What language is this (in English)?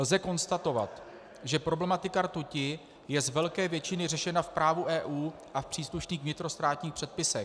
Czech